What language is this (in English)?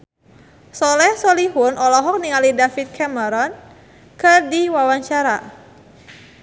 Sundanese